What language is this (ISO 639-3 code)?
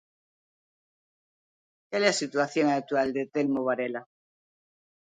glg